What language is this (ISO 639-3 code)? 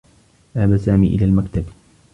ara